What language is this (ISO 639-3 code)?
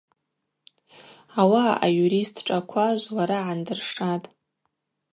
abq